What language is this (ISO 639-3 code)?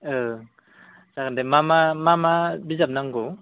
brx